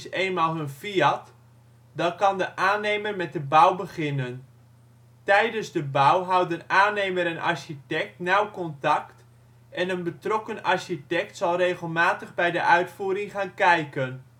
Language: Dutch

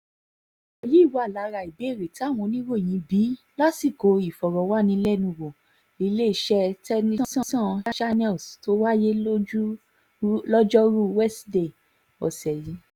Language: Yoruba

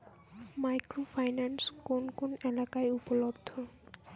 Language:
Bangla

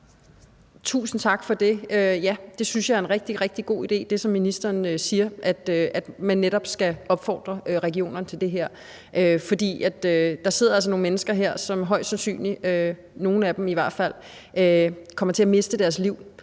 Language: Danish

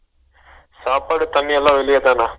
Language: Tamil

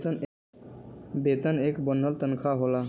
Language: Bhojpuri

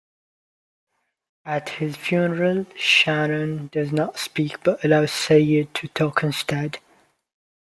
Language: English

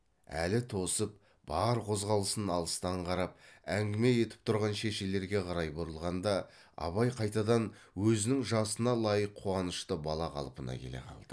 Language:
Kazakh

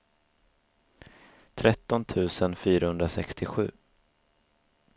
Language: Swedish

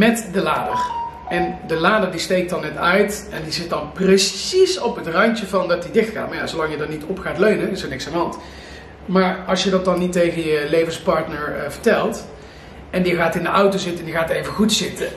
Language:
Dutch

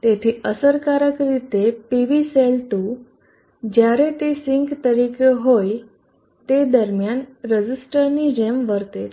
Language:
Gujarati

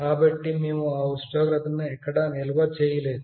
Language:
Telugu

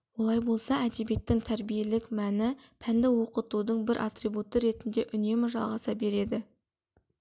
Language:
Kazakh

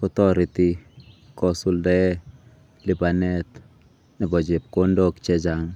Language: Kalenjin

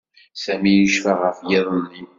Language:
Kabyle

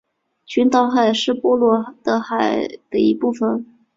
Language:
Chinese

